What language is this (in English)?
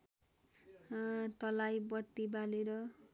Nepali